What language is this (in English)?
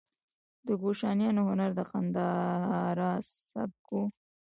Pashto